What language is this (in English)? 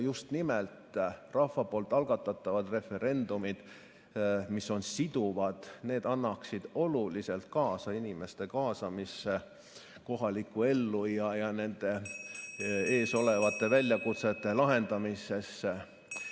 Estonian